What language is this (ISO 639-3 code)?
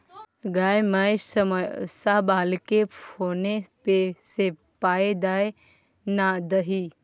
mai